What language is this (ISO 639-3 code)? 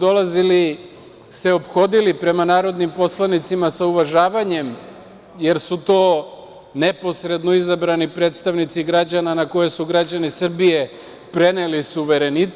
srp